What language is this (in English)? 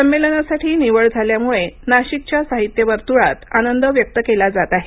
Marathi